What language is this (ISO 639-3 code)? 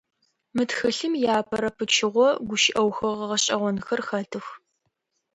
ady